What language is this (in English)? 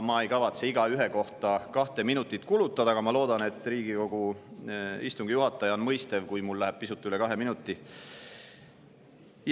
Estonian